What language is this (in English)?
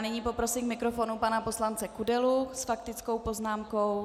Czech